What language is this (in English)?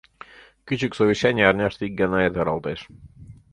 Mari